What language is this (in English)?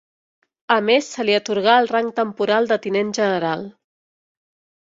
Catalan